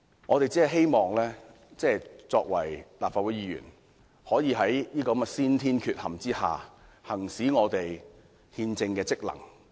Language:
Cantonese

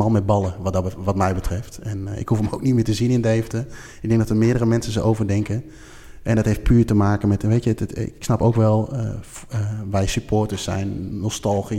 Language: Dutch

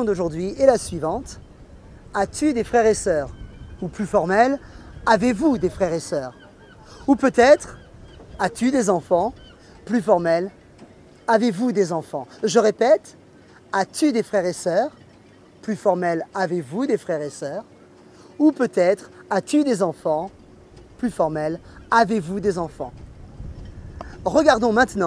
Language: French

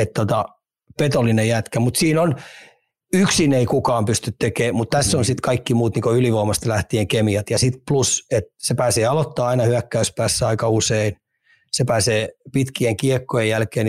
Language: Finnish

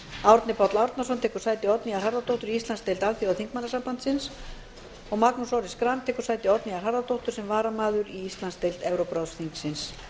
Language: Icelandic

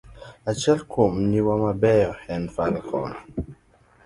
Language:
Luo (Kenya and Tanzania)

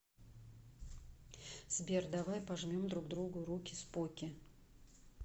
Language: Russian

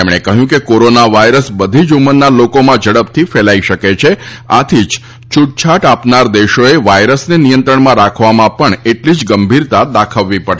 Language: Gujarati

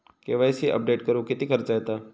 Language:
Marathi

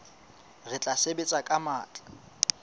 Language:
Southern Sotho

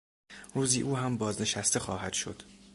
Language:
Persian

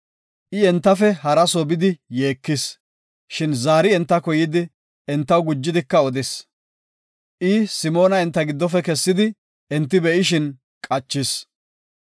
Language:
Gofa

